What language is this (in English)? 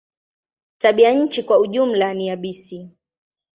Swahili